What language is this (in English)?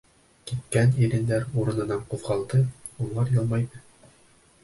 Bashkir